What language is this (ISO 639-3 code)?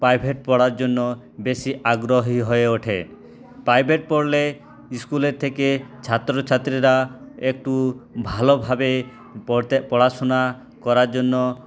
ben